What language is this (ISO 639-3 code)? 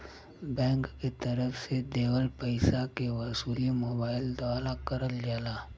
bho